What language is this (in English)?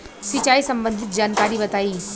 Bhojpuri